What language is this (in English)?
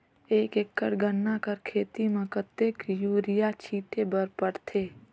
Chhattisgarhi